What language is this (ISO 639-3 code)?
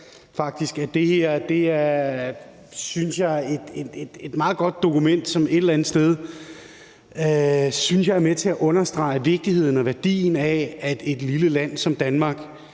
dan